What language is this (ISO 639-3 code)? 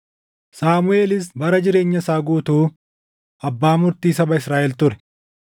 orm